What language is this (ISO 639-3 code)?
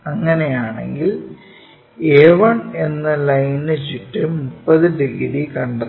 mal